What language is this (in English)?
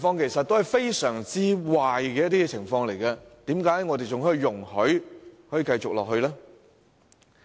Cantonese